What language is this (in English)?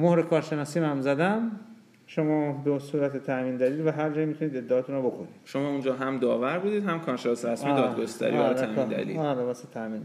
Persian